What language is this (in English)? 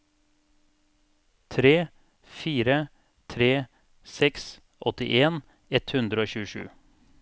Norwegian